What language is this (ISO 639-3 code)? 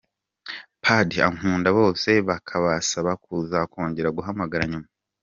kin